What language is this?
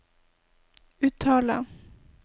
Norwegian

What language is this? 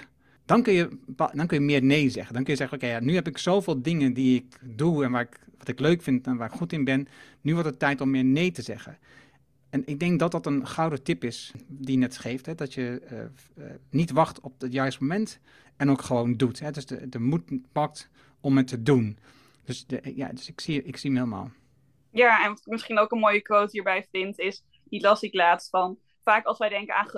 Dutch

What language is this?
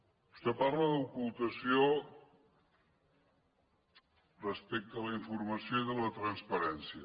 Catalan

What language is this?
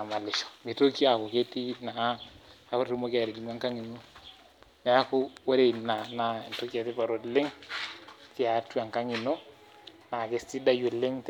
Masai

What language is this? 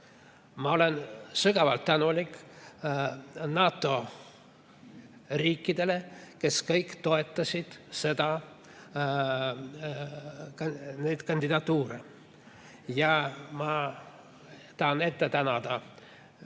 Estonian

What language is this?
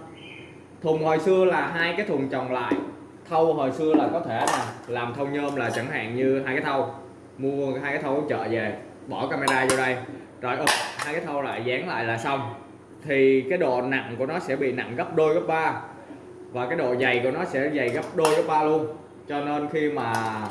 Vietnamese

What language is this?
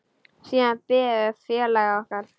Icelandic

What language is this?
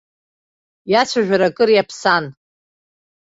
Abkhazian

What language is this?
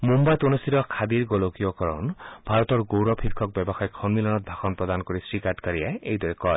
Assamese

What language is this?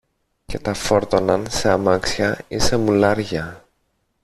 Greek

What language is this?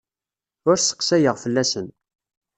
Kabyle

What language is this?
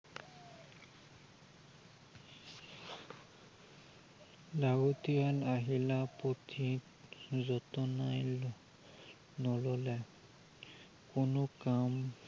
Assamese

